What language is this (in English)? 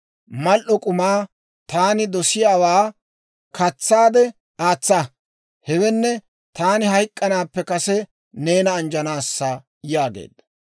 Dawro